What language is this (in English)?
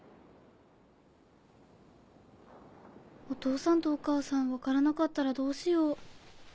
Japanese